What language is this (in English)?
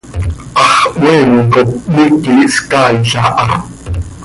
Seri